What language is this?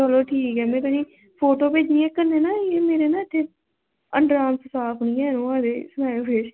Dogri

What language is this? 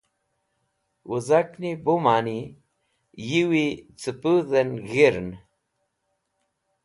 Wakhi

